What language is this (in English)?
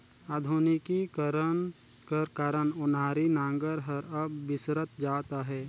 Chhattisgarhi